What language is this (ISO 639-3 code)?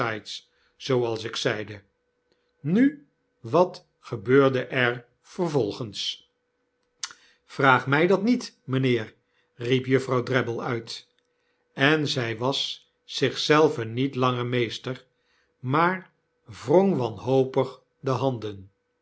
nld